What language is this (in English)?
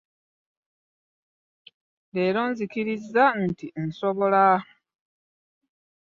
Ganda